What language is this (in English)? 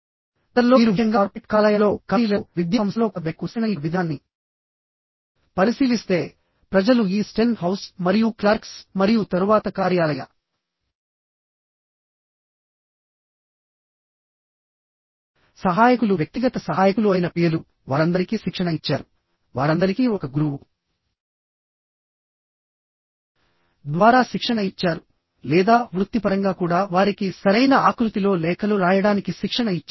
Telugu